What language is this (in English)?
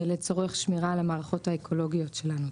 Hebrew